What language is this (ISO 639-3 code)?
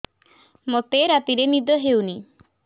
ori